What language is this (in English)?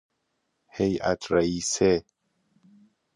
Persian